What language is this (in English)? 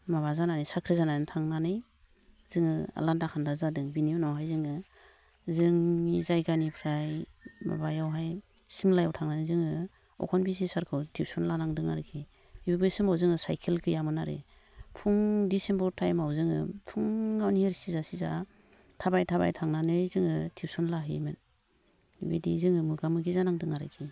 Bodo